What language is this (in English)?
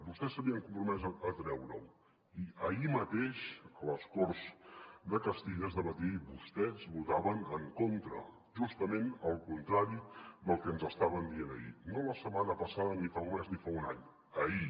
Catalan